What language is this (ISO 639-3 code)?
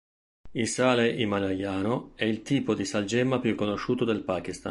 ita